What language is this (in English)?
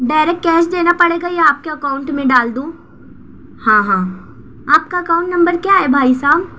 Urdu